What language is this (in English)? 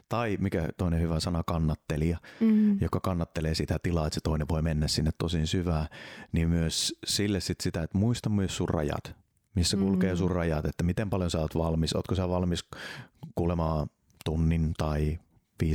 Finnish